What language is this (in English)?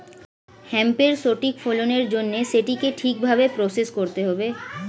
Bangla